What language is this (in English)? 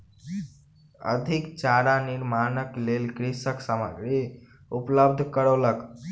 Maithili